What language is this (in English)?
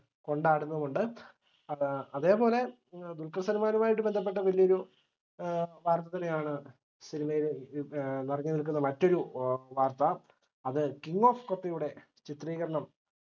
Malayalam